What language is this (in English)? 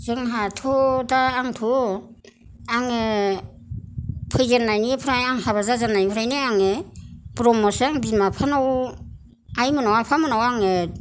Bodo